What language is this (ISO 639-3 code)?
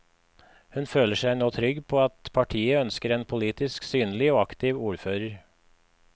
nor